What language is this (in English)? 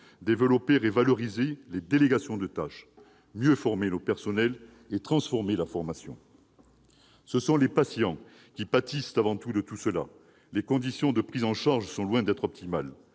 French